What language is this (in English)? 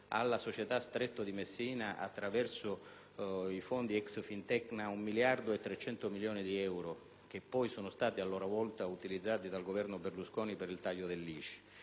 Italian